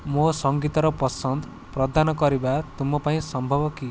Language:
Odia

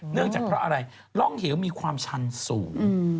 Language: Thai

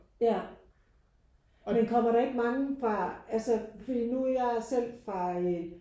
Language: Danish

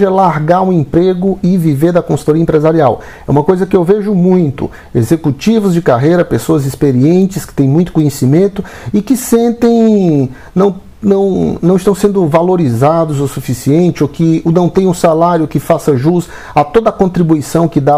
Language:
Portuguese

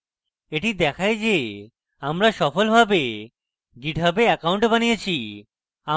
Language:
Bangla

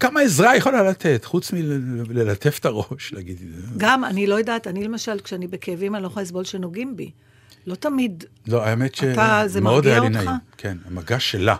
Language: Hebrew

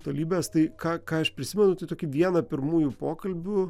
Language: Lithuanian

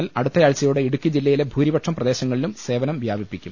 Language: Malayalam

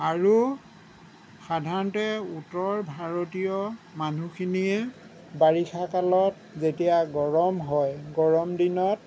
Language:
Assamese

